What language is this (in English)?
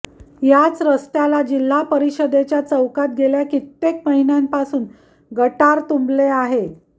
Marathi